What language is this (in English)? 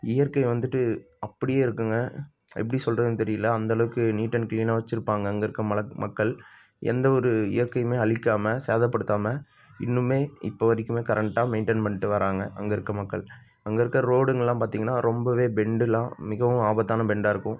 Tamil